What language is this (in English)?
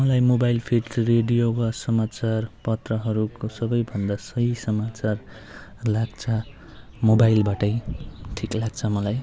Nepali